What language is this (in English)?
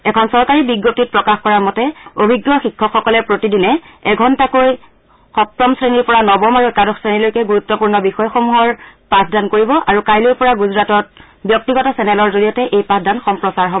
Assamese